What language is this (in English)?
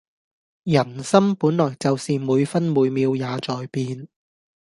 Cantonese